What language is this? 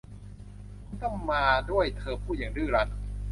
Thai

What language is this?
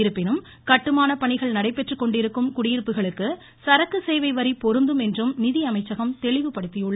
Tamil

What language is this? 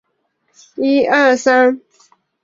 Chinese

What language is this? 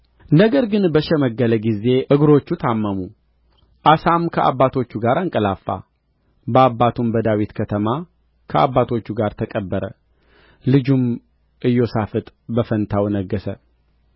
Amharic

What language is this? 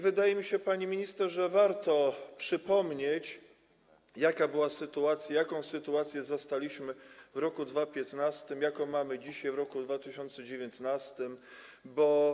Polish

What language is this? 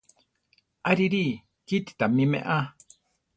Central Tarahumara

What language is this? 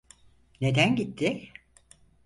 Turkish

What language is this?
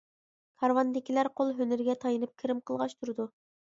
Uyghur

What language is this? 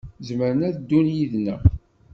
Kabyle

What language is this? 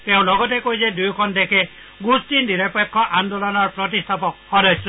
Assamese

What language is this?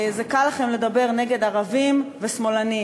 Hebrew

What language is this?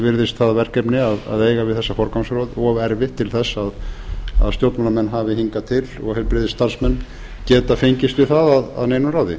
Icelandic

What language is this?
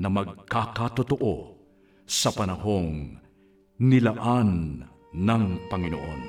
Filipino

